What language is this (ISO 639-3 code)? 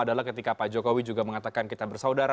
ind